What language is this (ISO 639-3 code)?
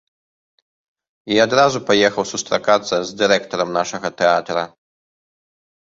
bel